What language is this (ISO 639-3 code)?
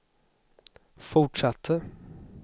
swe